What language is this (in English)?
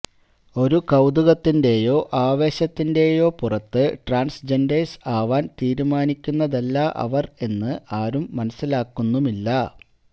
Malayalam